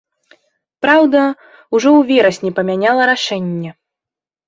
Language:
Belarusian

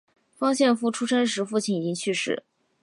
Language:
Chinese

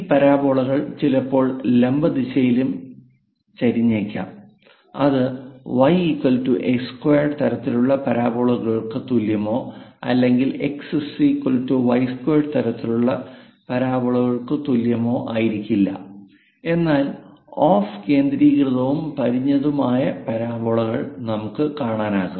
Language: Malayalam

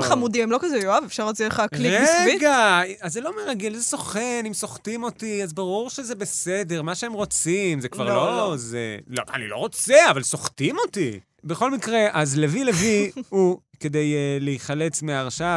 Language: Hebrew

